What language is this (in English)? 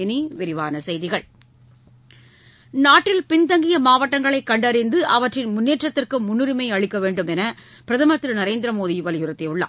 Tamil